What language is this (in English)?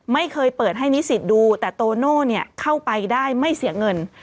Thai